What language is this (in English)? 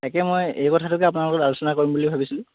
Assamese